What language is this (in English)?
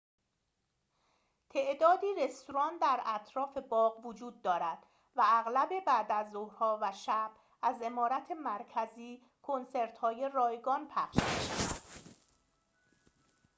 Persian